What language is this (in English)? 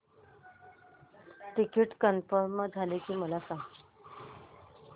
Marathi